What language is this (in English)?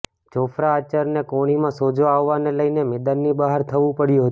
Gujarati